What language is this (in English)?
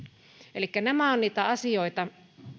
Finnish